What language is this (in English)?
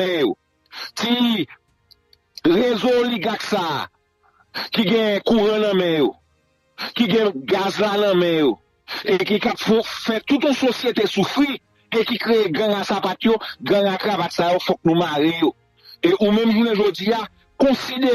French